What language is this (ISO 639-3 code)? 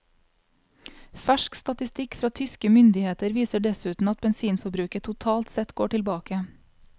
nor